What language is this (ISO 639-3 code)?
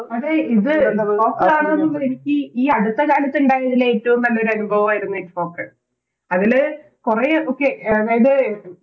mal